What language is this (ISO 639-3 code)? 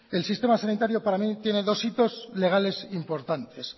spa